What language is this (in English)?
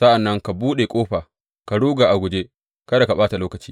Hausa